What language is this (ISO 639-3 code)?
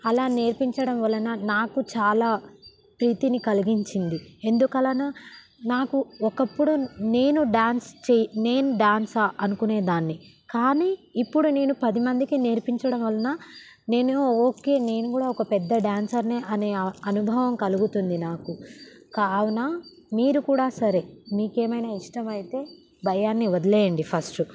tel